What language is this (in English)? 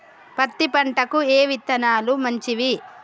Telugu